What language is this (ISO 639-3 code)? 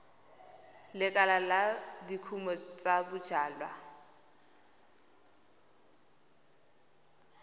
tsn